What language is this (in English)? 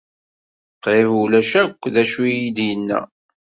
Kabyle